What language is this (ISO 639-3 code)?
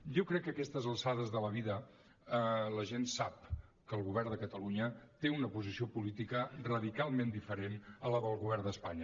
cat